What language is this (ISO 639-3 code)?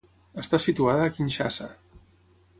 cat